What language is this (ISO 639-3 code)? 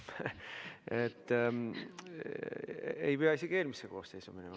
est